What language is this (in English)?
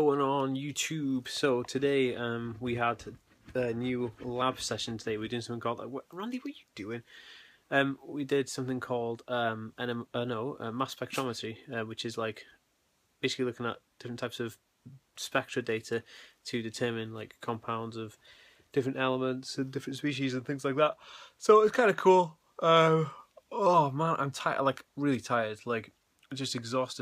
English